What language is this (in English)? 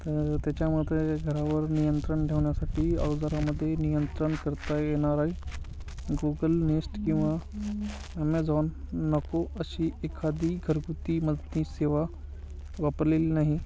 Marathi